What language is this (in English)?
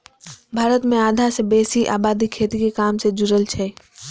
Maithili